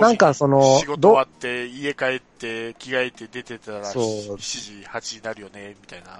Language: Japanese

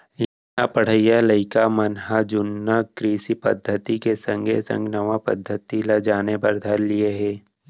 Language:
Chhattisgarhi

